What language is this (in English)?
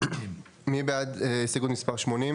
Hebrew